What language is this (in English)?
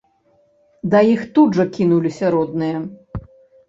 Belarusian